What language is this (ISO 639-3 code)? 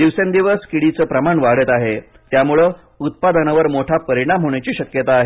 mar